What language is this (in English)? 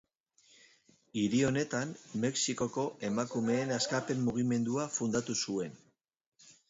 Basque